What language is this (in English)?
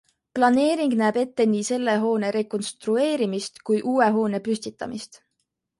Estonian